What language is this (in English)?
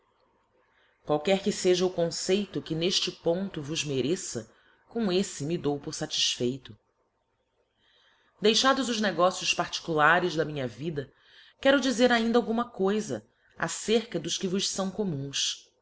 Portuguese